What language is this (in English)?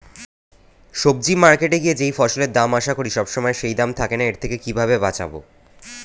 Bangla